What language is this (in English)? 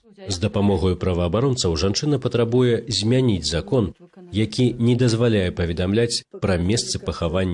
Russian